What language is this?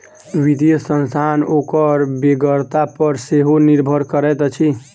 Maithili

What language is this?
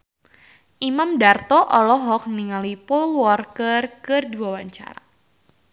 Sundanese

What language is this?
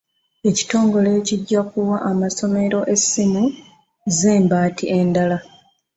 Ganda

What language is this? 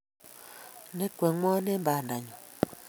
Kalenjin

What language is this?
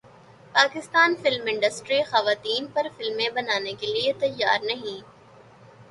Urdu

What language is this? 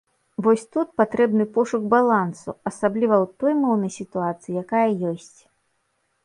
Belarusian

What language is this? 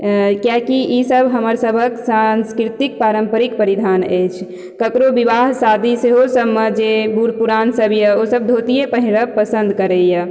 Maithili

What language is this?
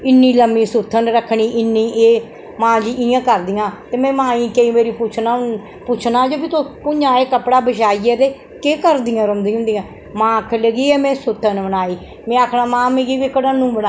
Dogri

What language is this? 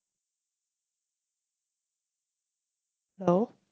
Tamil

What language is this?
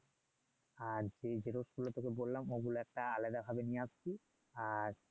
Bangla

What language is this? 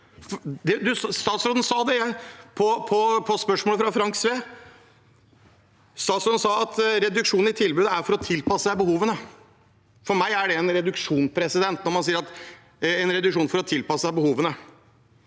Norwegian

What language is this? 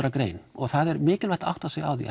Icelandic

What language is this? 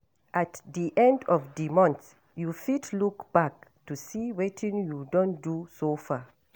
Nigerian Pidgin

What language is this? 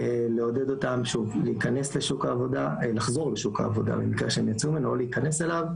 Hebrew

